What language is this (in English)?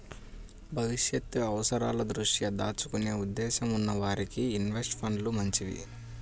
Telugu